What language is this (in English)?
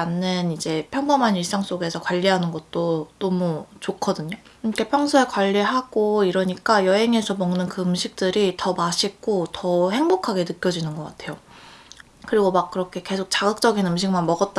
Korean